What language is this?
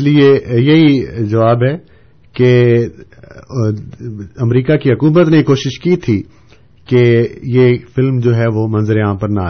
Urdu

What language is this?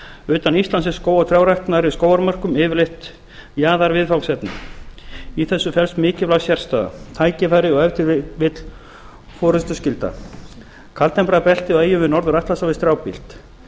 Icelandic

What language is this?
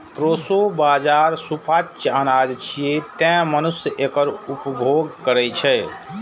Maithili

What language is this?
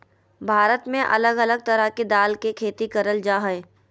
Magahi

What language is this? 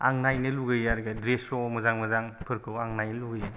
Bodo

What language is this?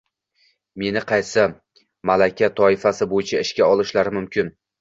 Uzbek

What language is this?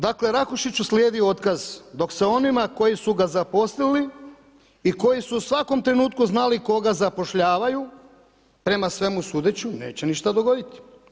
Croatian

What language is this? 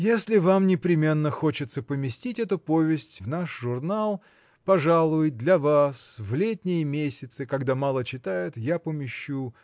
Russian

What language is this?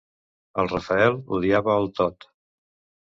Catalan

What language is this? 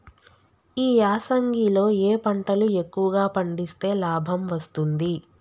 Telugu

